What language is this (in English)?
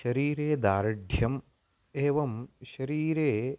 Sanskrit